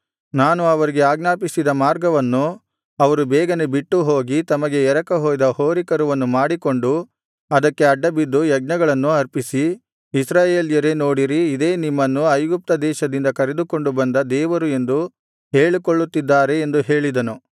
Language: Kannada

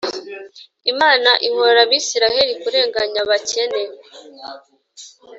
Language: Kinyarwanda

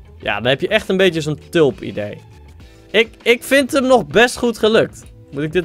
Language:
Dutch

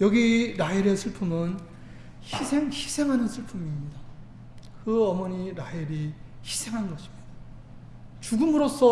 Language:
Korean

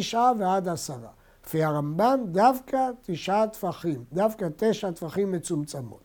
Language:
Hebrew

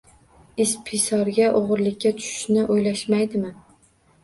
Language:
Uzbek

